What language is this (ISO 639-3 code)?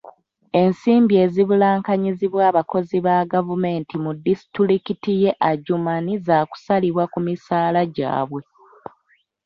lug